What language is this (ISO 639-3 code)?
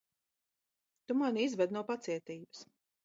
lav